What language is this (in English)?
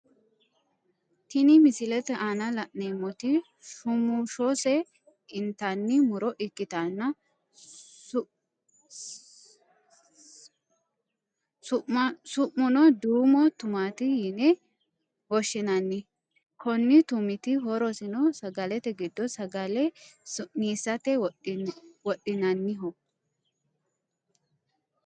Sidamo